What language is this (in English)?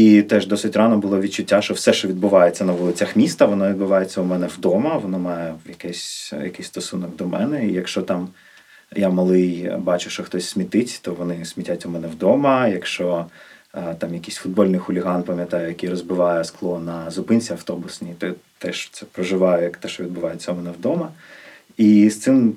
Ukrainian